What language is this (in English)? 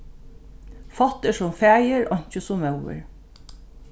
Faroese